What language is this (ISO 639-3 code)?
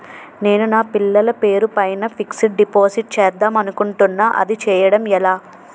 tel